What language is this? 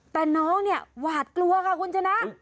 Thai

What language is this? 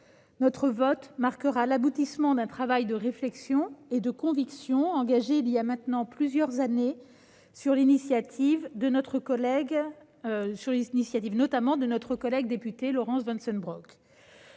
French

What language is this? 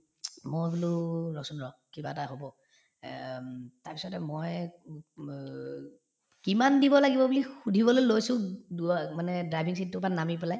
Assamese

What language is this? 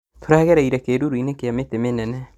Kikuyu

